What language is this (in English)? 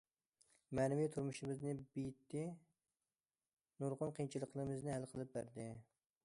Uyghur